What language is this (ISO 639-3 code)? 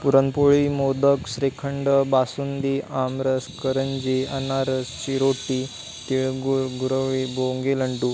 mar